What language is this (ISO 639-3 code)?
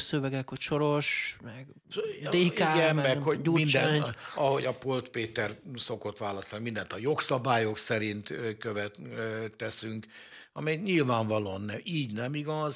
hun